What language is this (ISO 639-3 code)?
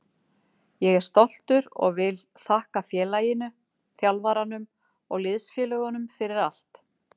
isl